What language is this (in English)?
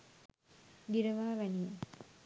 Sinhala